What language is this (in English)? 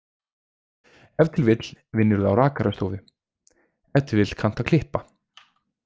Icelandic